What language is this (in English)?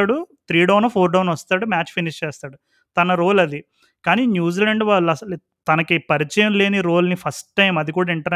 Telugu